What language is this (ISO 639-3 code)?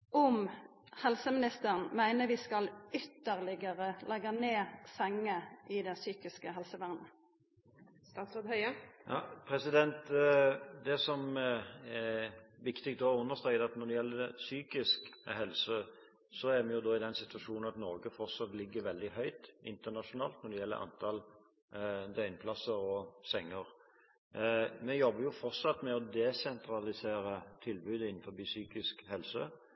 nor